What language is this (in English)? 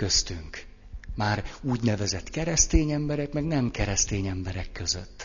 Hungarian